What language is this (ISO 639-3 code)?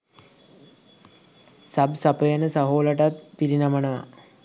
sin